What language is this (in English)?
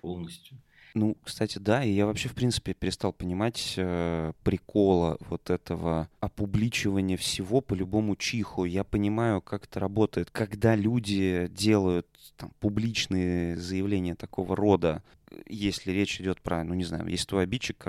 Russian